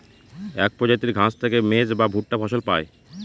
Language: Bangla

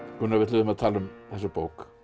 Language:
Icelandic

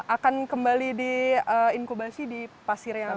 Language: Indonesian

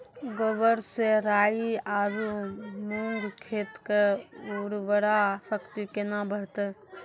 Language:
Maithili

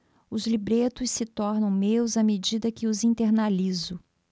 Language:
Portuguese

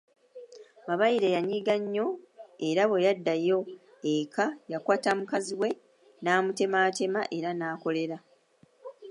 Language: Ganda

